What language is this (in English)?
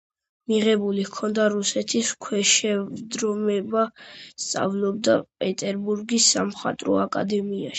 Georgian